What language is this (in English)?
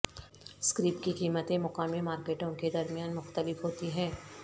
Urdu